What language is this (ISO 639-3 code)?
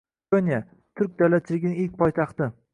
uzb